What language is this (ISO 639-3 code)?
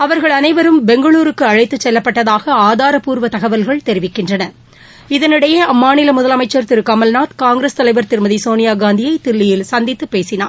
tam